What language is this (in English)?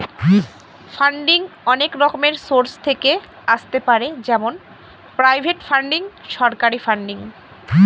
Bangla